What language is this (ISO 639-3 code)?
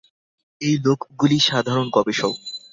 ben